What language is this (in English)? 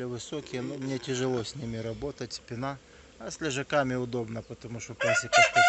Russian